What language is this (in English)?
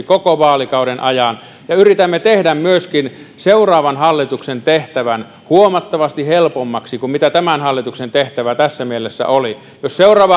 Finnish